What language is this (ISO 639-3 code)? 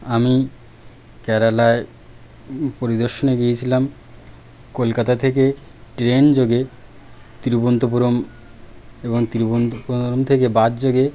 ben